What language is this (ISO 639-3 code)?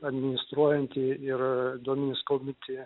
lit